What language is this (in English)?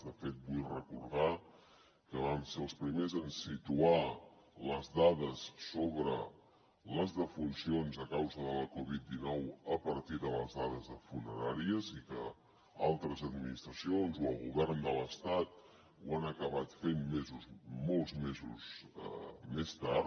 Catalan